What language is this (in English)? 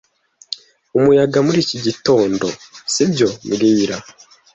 Kinyarwanda